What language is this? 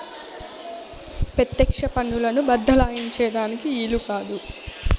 Telugu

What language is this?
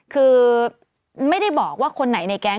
Thai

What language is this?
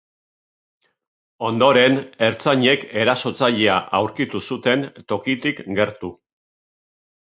Basque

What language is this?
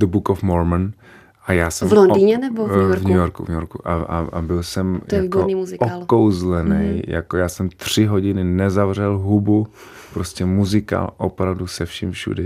Czech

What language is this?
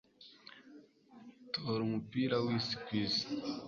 Kinyarwanda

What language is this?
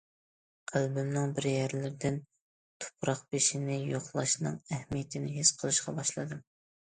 Uyghur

